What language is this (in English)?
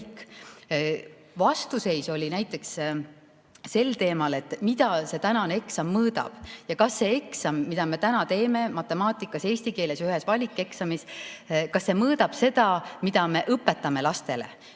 Estonian